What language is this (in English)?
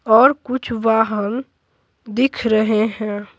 Hindi